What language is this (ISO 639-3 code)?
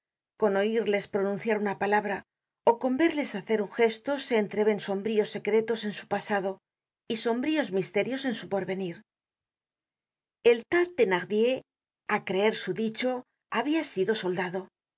spa